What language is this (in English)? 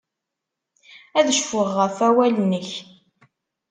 Kabyle